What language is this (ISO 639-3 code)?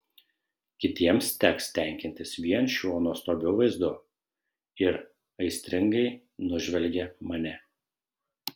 lit